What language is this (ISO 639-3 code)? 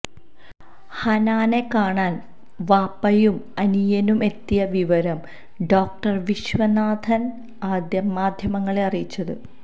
mal